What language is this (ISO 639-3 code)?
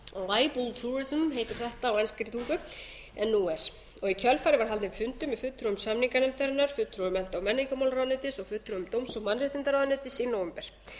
isl